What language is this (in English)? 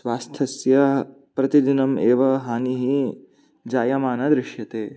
Sanskrit